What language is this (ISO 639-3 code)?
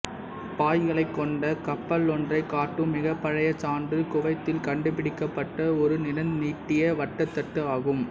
tam